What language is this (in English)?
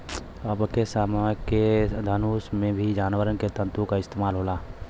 Bhojpuri